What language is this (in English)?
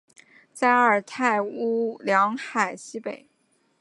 Chinese